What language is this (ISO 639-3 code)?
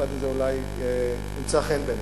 heb